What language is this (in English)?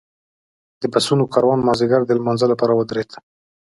Pashto